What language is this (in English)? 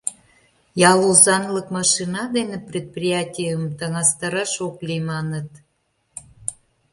Mari